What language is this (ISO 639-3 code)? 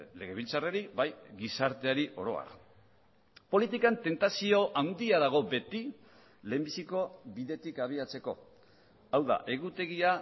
eus